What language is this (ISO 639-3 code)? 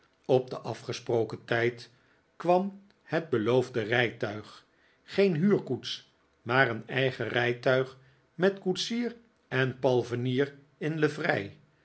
nld